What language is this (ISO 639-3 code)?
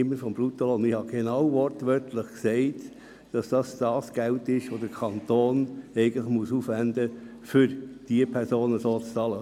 gsw